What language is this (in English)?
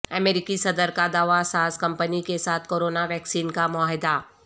Urdu